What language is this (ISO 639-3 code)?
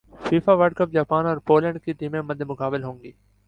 urd